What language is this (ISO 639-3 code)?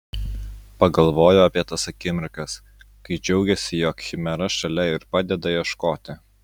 lit